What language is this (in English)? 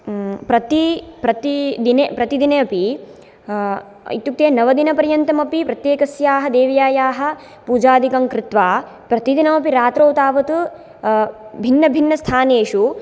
Sanskrit